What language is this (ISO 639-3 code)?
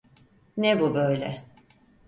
tur